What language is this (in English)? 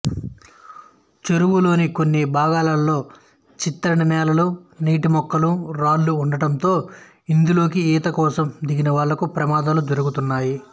Telugu